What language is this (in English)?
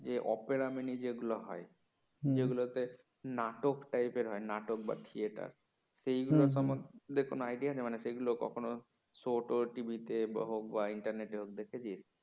Bangla